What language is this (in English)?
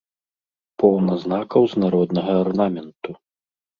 Belarusian